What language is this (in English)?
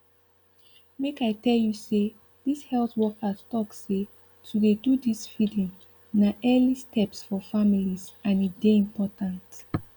Nigerian Pidgin